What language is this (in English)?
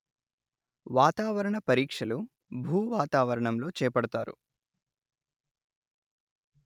Telugu